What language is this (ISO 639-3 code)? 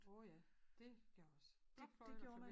dan